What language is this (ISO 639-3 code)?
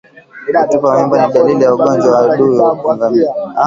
swa